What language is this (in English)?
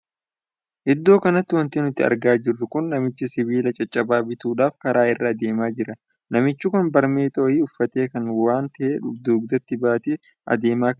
Oromo